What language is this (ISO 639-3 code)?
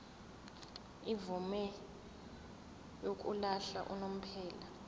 zul